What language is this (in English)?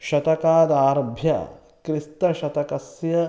Sanskrit